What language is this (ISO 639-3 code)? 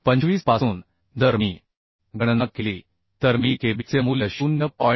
mar